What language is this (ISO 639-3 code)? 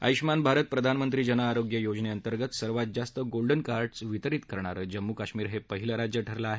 mar